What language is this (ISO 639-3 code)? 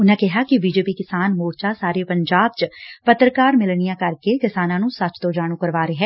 pan